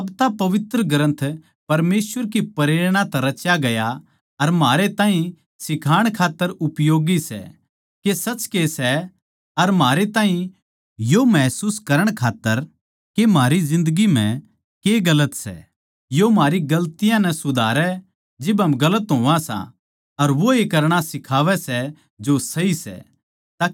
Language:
Haryanvi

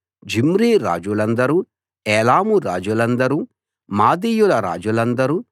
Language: Telugu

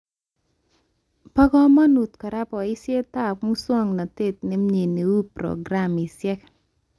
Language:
Kalenjin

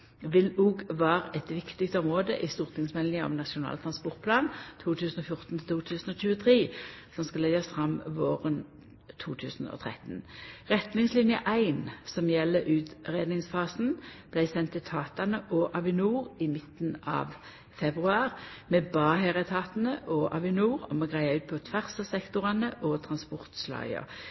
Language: Norwegian Nynorsk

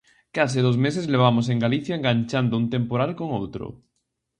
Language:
Galician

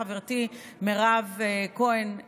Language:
Hebrew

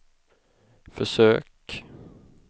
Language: Swedish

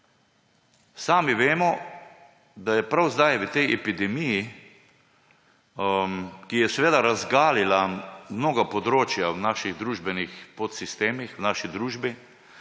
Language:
Slovenian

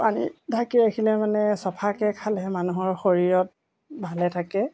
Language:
Assamese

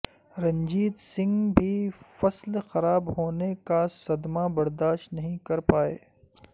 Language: Urdu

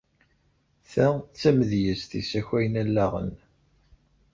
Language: Kabyle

